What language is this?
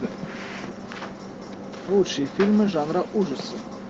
Russian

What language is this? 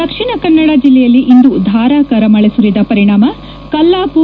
Kannada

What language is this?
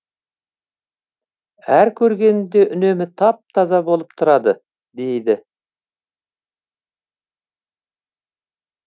Kazakh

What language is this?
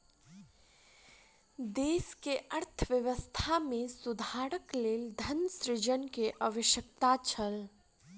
Maithili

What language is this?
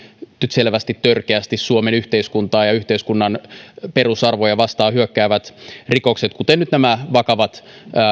Finnish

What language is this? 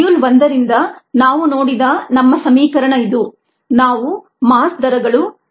Kannada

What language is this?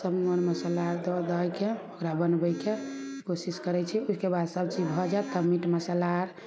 Maithili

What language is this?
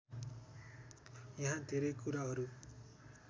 Nepali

